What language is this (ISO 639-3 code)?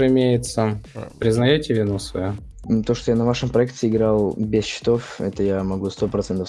rus